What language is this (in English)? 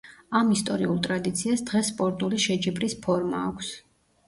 Georgian